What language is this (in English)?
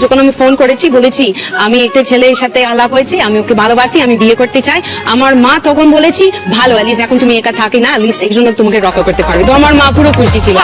Bangla